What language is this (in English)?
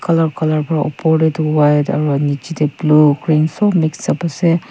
Naga Pidgin